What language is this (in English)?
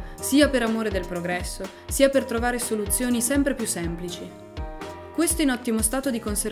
Italian